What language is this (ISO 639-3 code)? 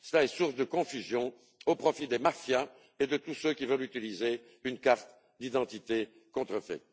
fra